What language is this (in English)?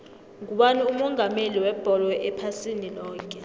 South Ndebele